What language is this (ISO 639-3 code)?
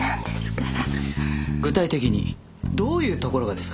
jpn